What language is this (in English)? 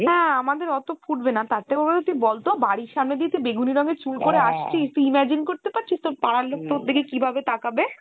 Bangla